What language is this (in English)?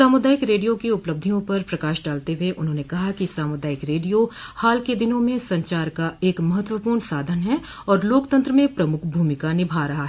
Hindi